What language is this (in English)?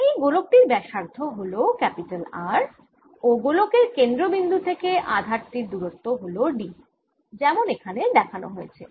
Bangla